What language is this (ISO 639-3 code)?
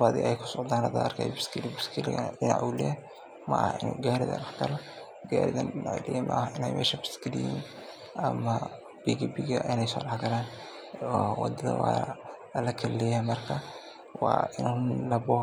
som